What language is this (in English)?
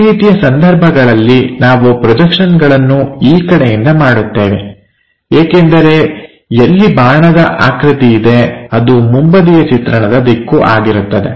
Kannada